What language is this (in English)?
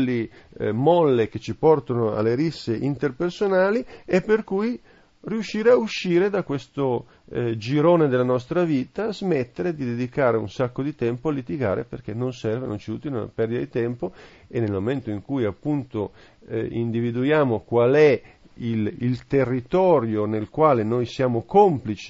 Italian